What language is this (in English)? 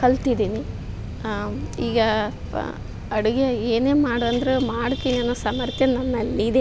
Kannada